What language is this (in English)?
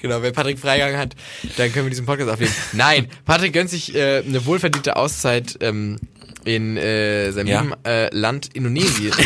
German